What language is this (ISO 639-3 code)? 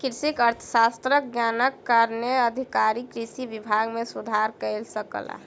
mai